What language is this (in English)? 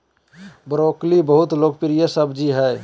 Magahi